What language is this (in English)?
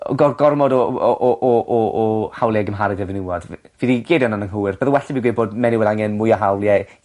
Welsh